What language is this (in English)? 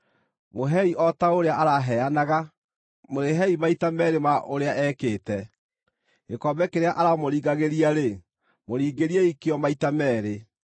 Kikuyu